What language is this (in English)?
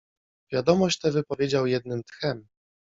Polish